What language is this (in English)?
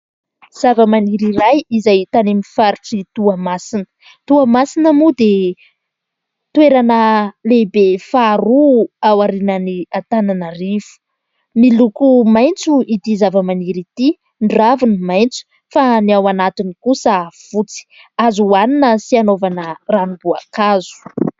Malagasy